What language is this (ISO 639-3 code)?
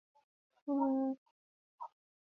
zho